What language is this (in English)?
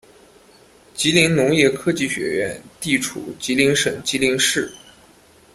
Chinese